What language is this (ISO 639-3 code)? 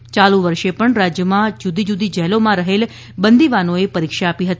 guj